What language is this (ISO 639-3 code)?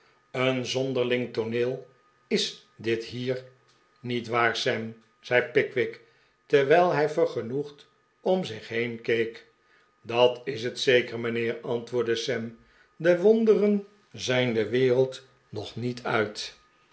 nld